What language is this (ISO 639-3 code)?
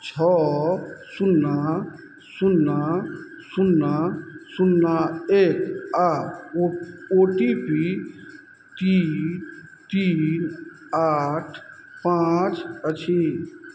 mai